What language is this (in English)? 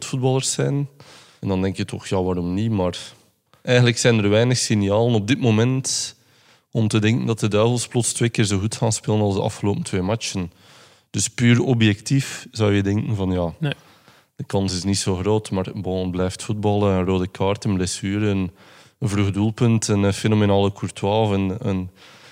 Dutch